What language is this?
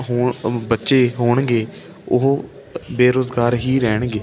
Punjabi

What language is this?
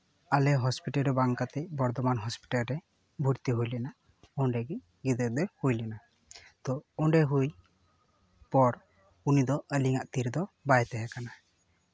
Santali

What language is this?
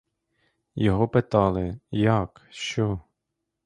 Ukrainian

